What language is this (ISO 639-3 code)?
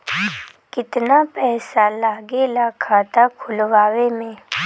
bho